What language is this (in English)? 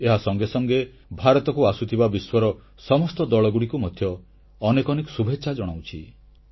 Odia